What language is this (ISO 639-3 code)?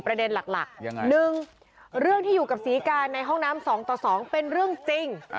tha